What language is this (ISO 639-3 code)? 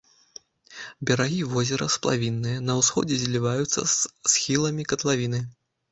bel